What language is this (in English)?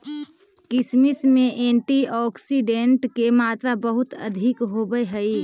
Magahi